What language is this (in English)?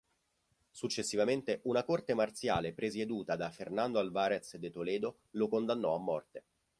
Italian